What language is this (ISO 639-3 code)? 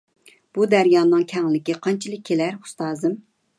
uig